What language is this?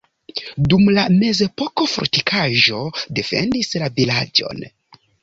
Esperanto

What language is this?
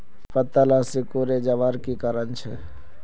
Magahi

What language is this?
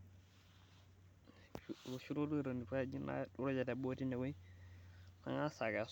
Masai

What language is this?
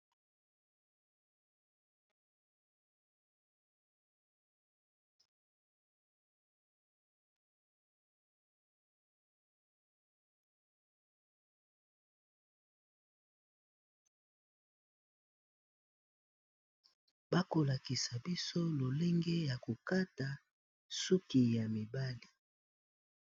Lingala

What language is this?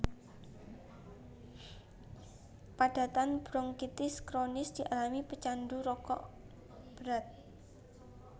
Javanese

